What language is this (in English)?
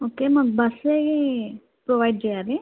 Telugu